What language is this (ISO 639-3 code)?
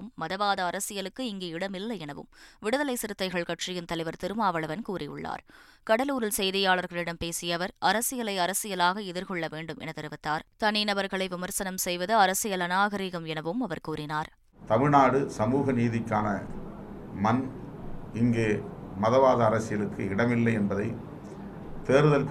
tam